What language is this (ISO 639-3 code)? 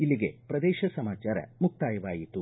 kan